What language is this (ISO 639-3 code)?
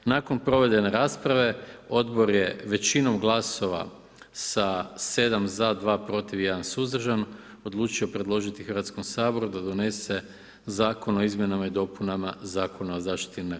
hrv